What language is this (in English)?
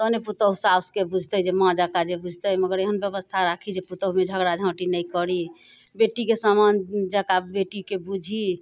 Maithili